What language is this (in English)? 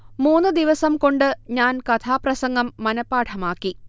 Malayalam